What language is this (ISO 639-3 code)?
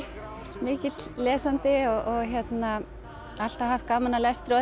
isl